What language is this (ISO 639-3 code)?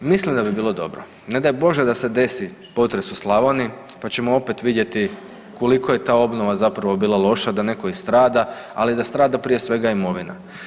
hrv